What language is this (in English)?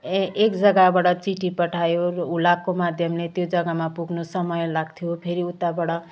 Nepali